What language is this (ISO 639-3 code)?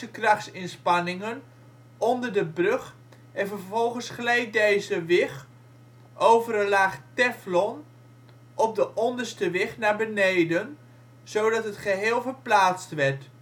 nld